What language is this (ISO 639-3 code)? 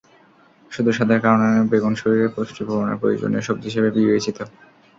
ben